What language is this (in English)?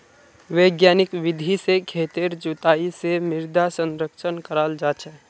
Magahi